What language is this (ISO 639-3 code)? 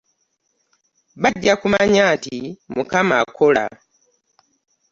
lug